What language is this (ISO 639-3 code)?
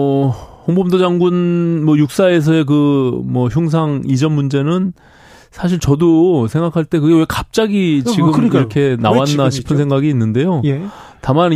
kor